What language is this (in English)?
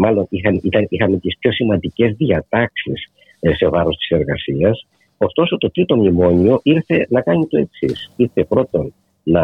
Greek